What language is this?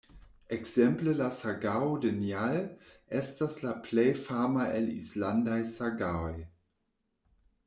Esperanto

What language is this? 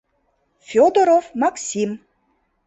Mari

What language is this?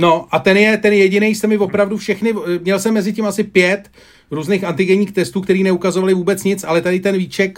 Czech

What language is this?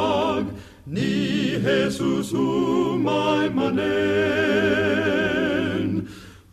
Filipino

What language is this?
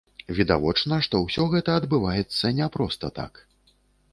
Belarusian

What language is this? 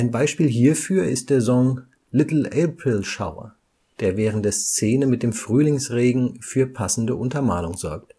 German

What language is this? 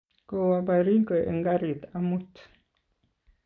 Kalenjin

